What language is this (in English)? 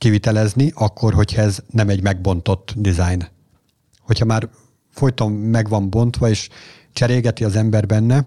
Hungarian